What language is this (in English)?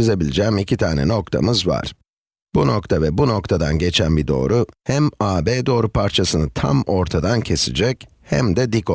Turkish